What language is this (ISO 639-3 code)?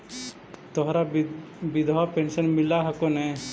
mag